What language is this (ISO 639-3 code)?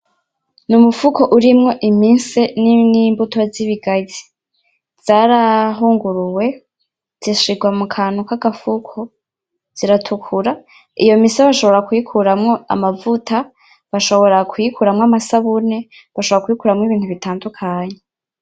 run